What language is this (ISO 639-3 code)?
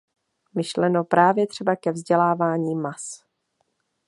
ces